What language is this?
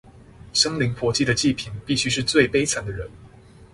Chinese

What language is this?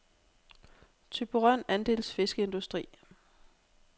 Danish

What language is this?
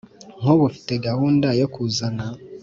Kinyarwanda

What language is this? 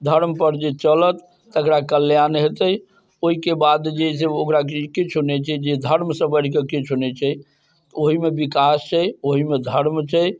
Maithili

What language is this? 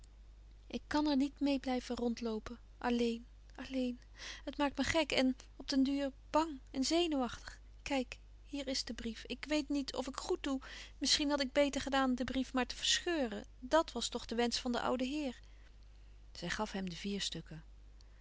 Dutch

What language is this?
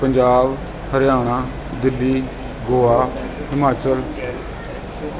Punjabi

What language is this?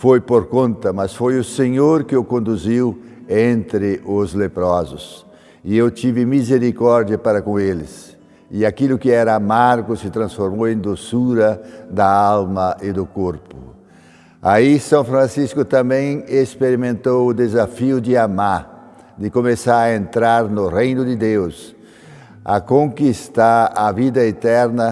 Portuguese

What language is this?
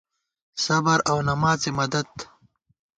Gawar-Bati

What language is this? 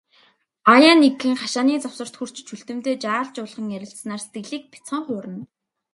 Mongolian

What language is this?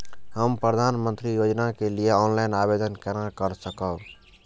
Maithili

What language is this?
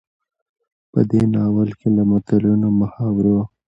Pashto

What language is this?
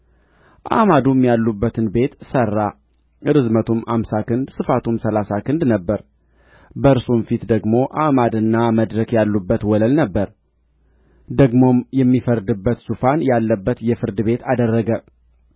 Amharic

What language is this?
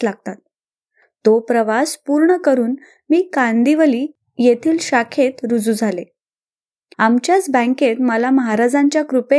Marathi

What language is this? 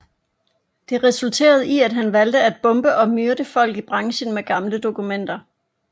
Danish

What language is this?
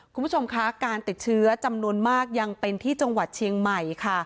Thai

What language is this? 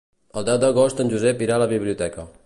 Catalan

